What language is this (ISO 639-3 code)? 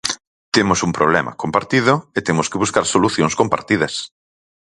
glg